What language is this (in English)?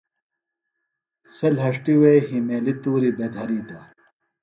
Phalura